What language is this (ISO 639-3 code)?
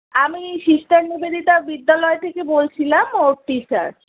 ben